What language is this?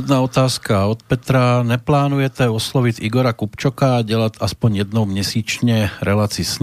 Slovak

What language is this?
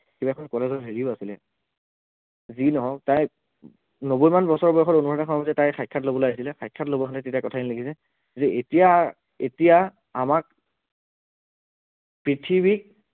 Assamese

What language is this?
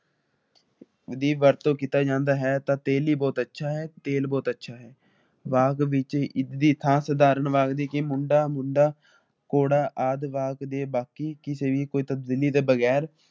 Punjabi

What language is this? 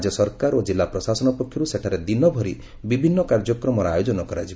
Odia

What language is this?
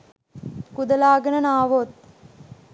Sinhala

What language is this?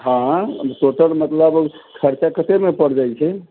Maithili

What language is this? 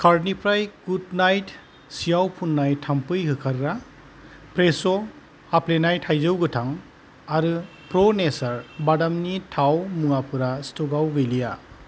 Bodo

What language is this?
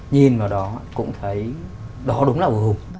Vietnamese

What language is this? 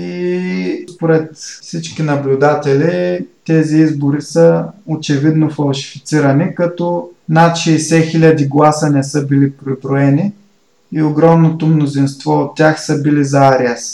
Bulgarian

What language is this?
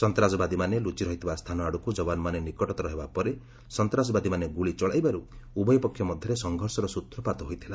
Odia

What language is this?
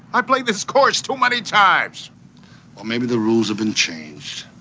English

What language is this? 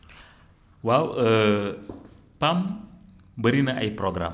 Wolof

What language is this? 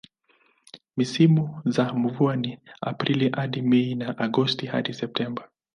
Swahili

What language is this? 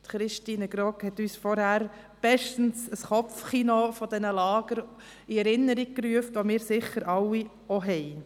Swiss German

